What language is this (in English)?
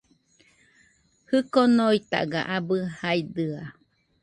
Nüpode Huitoto